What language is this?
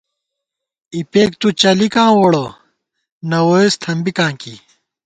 Gawar-Bati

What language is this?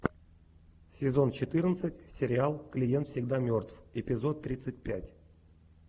Russian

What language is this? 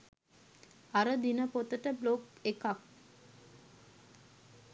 Sinhala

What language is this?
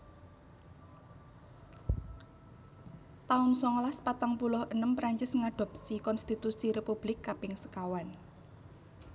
Javanese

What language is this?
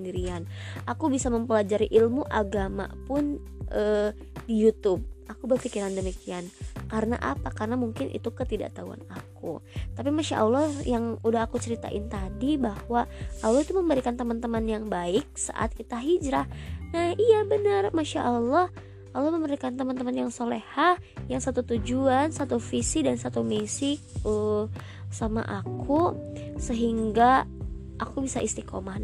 Indonesian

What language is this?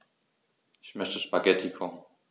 German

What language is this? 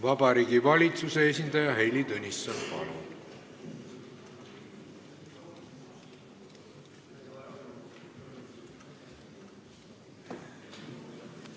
Estonian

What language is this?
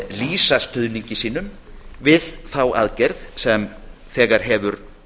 Icelandic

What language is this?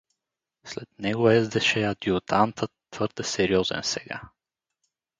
Bulgarian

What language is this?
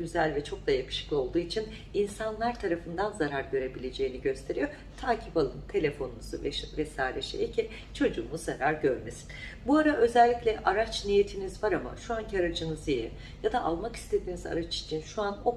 Turkish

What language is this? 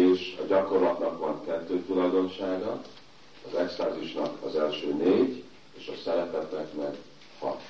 Hungarian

